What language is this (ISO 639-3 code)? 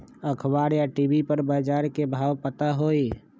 mag